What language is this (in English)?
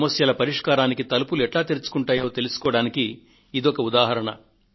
Telugu